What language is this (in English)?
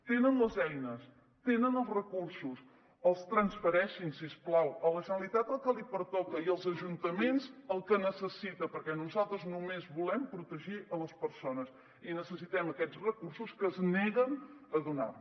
Catalan